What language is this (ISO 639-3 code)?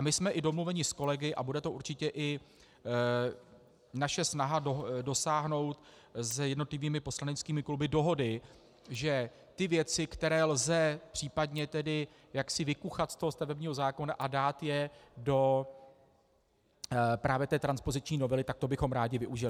ces